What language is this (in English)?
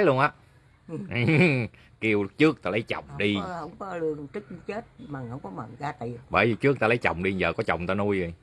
Vietnamese